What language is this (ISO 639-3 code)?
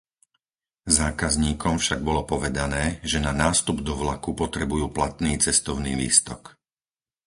slk